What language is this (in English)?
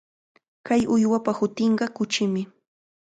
Cajatambo North Lima Quechua